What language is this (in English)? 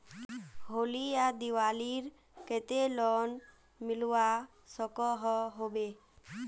Magahi